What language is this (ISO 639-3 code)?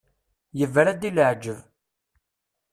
kab